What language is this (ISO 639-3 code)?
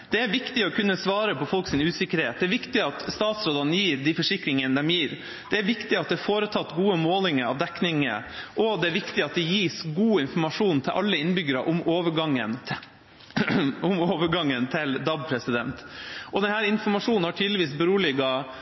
nob